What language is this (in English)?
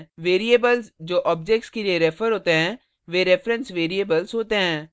Hindi